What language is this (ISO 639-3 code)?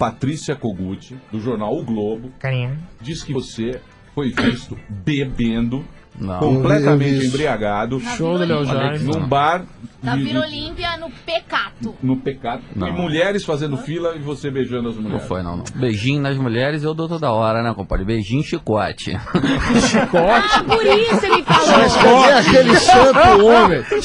por